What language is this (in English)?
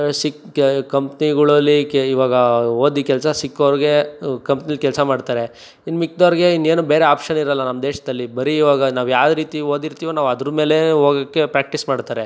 Kannada